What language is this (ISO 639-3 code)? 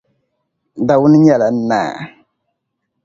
dag